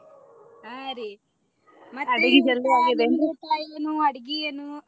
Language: Kannada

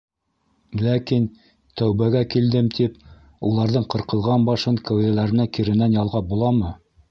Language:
Bashkir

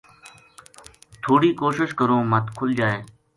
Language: Gujari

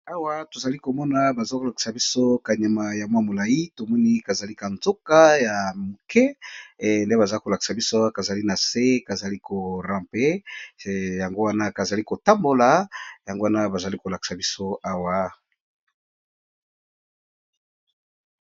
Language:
Lingala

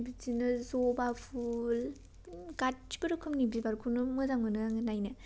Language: Bodo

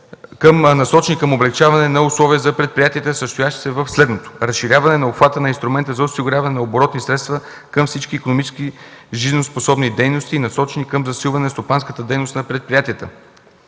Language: Bulgarian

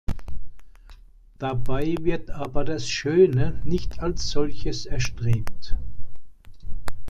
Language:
German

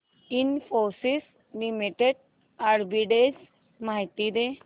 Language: Marathi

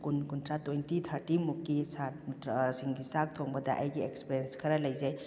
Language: Manipuri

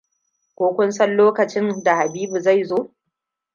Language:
Hausa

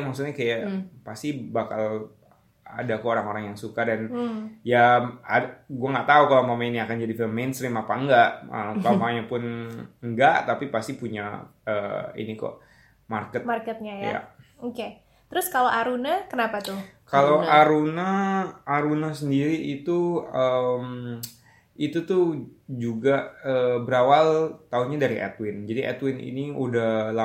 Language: Indonesian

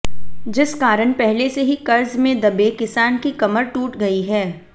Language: Hindi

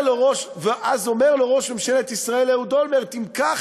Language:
Hebrew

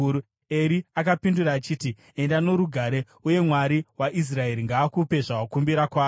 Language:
Shona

